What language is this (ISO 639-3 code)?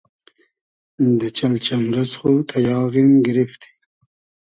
haz